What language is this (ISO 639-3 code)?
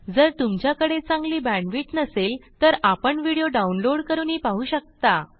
mar